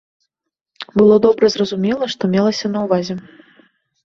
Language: Belarusian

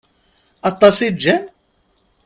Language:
Kabyle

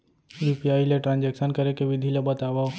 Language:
Chhattisgarhi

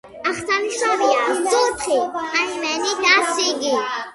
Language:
Georgian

